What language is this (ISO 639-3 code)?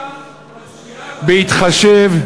heb